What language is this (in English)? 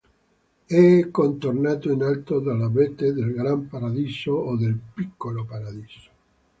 Italian